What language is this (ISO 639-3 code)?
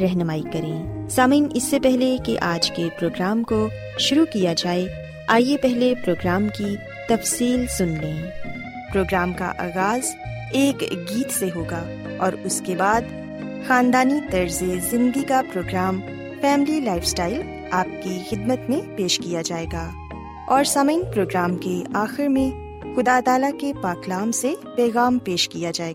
urd